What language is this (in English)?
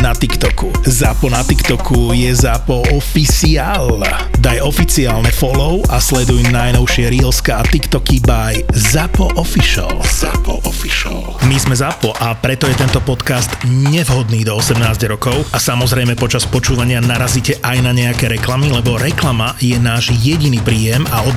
Slovak